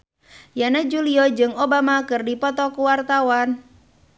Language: Sundanese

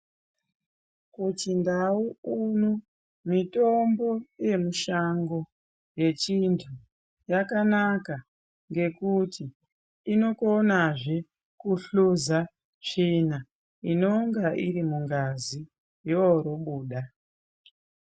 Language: Ndau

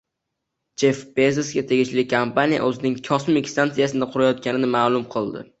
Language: Uzbek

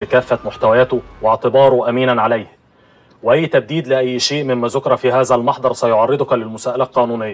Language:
Arabic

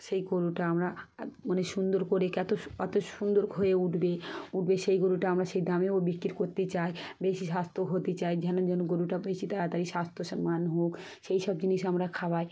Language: Bangla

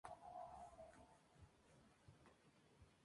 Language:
Spanish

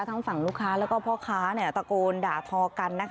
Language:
Thai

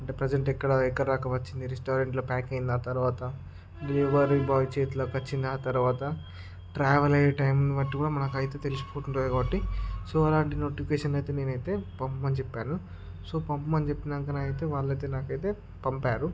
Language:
Telugu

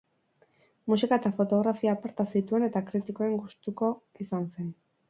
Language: Basque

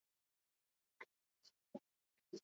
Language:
Basque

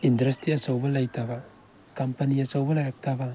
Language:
Manipuri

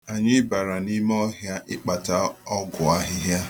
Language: Igbo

